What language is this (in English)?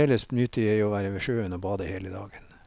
Norwegian